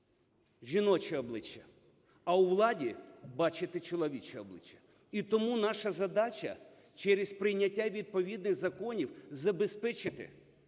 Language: Ukrainian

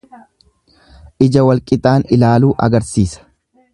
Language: Oromo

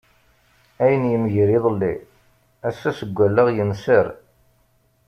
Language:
Kabyle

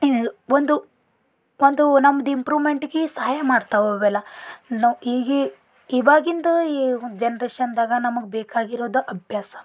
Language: Kannada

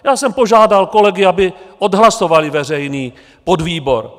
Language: Czech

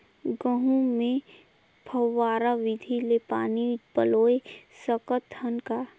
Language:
Chhattisgarhi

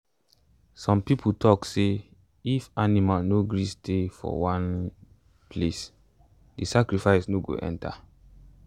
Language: Nigerian Pidgin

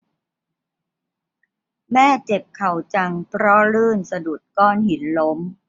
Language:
Thai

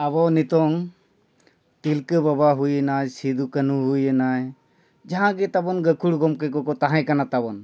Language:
Santali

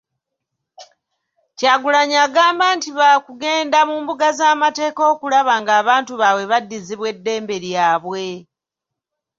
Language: Ganda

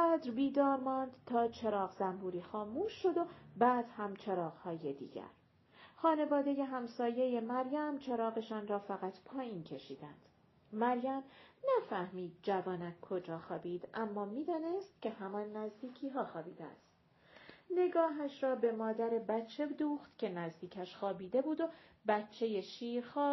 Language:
Persian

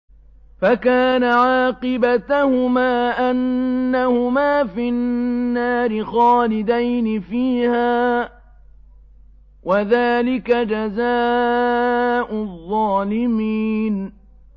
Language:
Arabic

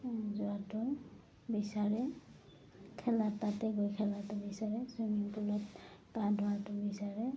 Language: Assamese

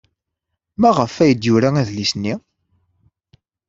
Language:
Kabyle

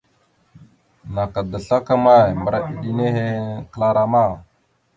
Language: Mada (Cameroon)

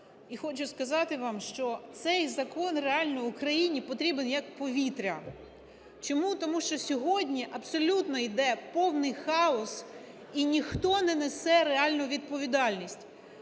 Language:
Ukrainian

